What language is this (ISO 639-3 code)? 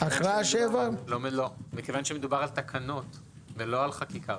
heb